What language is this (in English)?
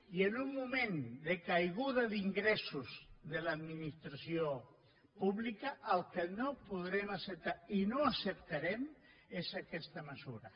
Catalan